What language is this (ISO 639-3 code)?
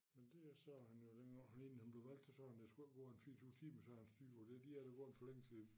dan